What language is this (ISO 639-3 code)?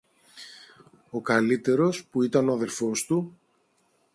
ell